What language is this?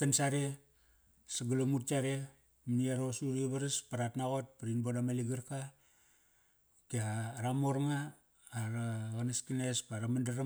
Kairak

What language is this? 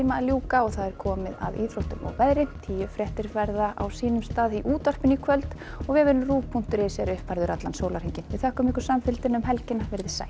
Icelandic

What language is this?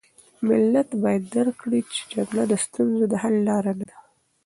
Pashto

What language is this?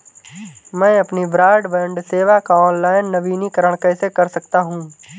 Hindi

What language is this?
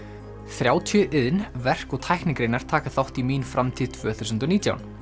Icelandic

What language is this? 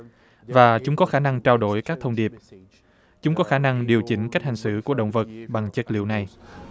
Vietnamese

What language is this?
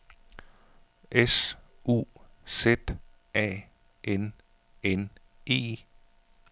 Danish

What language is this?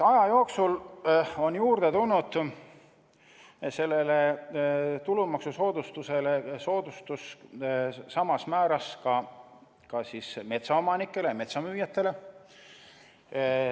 Estonian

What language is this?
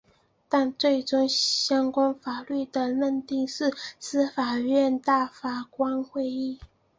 Chinese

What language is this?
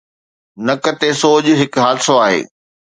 Sindhi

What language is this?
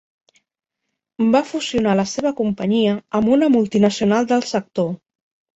Catalan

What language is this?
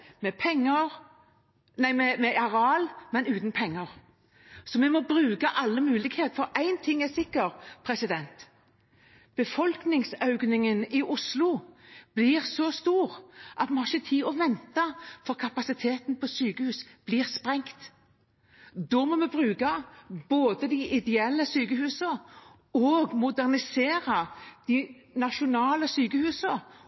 Norwegian Bokmål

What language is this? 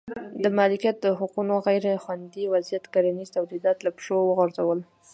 Pashto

